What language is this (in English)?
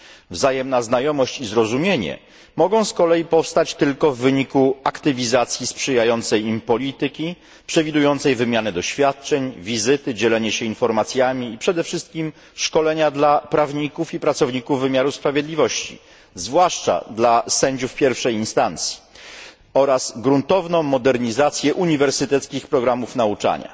Polish